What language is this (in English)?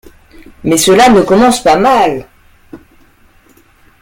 French